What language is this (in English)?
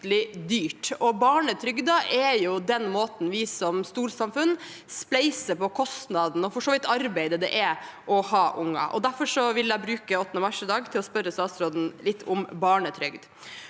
Norwegian